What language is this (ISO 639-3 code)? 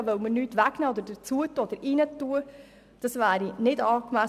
gsw